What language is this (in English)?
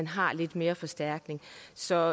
Danish